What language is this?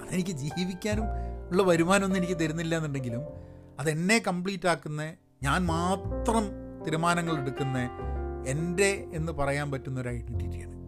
Malayalam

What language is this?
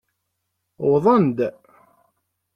Kabyle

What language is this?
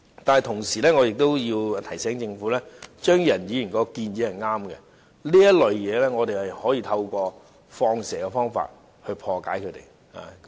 Cantonese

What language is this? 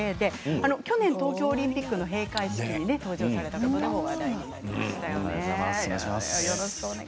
Japanese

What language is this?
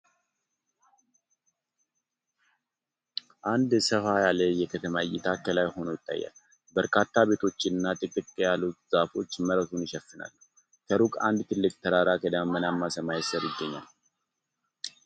Amharic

